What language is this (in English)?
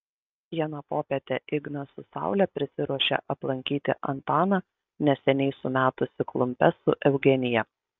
Lithuanian